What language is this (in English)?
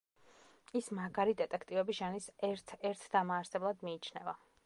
Georgian